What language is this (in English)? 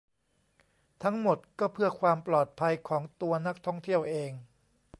Thai